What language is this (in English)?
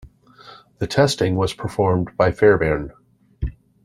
English